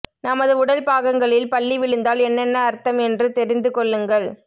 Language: Tamil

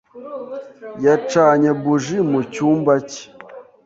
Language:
Kinyarwanda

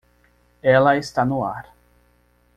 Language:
Portuguese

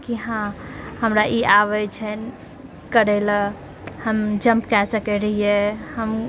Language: Maithili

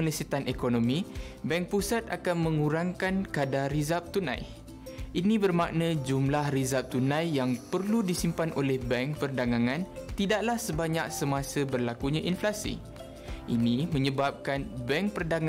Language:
Malay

